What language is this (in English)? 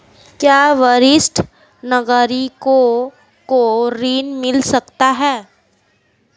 Hindi